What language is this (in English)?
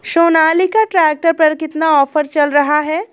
Hindi